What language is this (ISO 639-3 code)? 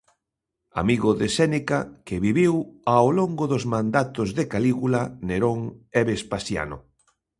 glg